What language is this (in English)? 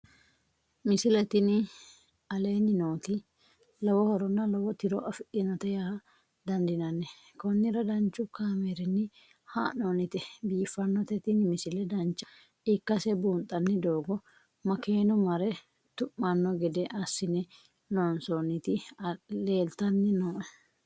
Sidamo